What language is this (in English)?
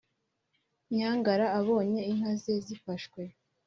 Kinyarwanda